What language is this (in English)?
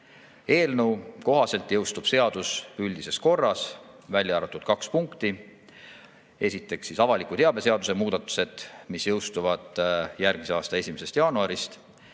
Estonian